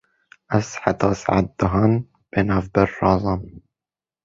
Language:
Kurdish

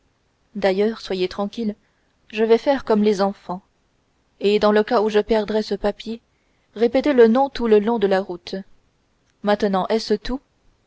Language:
French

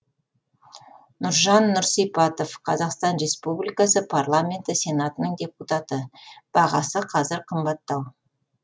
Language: Kazakh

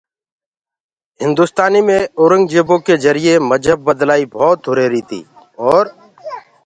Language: Gurgula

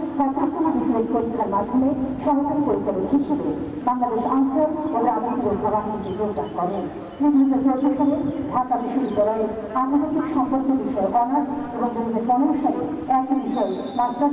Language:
Romanian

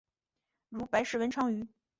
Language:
Chinese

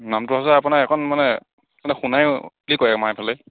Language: Assamese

